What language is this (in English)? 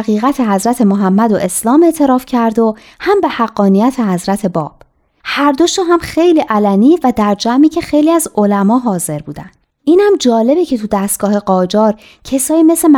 Persian